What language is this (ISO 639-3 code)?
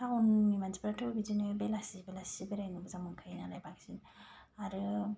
brx